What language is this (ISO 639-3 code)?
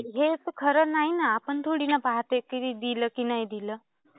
mar